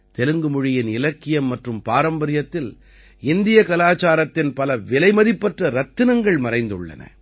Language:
Tamil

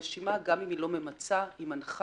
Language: Hebrew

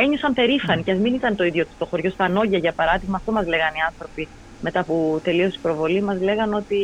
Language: Greek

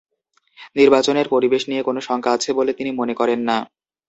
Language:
Bangla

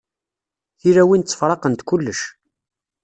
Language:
Kabyle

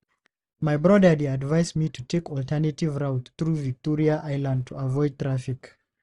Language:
Nigerian Pidgin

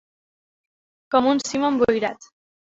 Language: Catalan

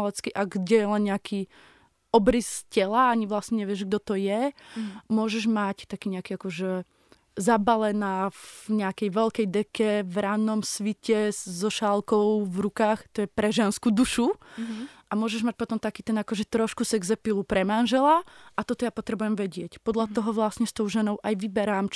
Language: Slovak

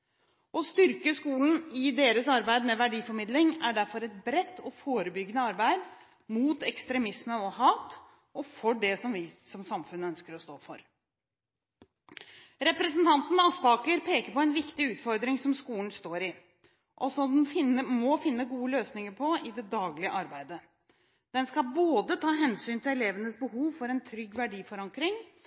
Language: Norwegian Bokmål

